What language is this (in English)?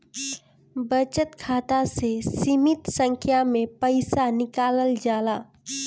Bhojpuri